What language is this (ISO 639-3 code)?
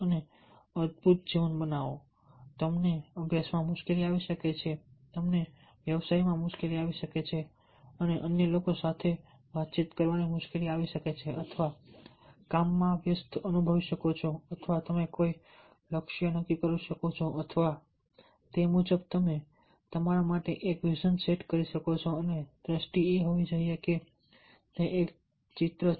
guj